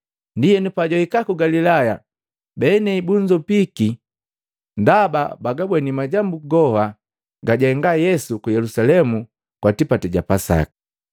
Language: Matengo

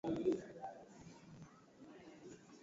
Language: Swahili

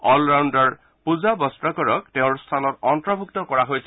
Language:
Assamese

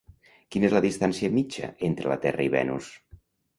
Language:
Catalan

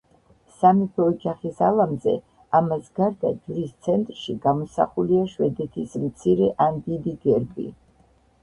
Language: Georgian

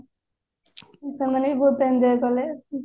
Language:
Odia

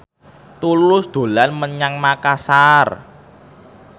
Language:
Javanese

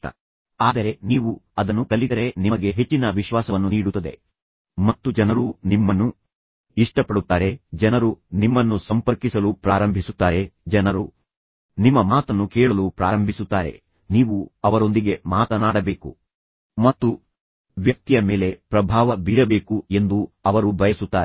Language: Kannada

